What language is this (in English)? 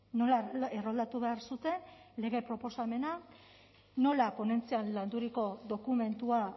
Basque